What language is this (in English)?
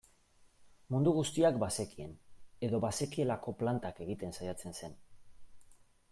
Basque